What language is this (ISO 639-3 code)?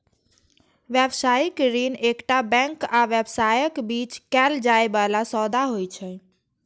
mai